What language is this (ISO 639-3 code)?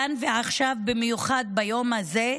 heb